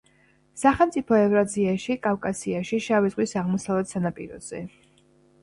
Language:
Georgian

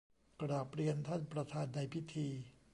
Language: Thai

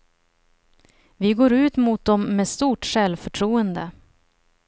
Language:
Swedish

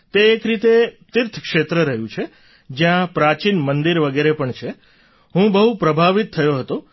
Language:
Gujarati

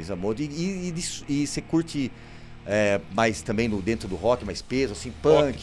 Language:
Portuguese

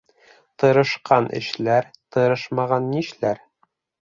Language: Bashkir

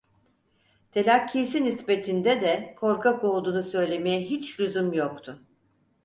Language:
Turkish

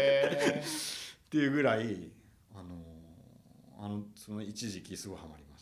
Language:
Japanese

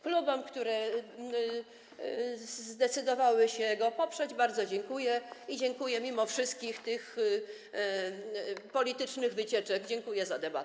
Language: Polish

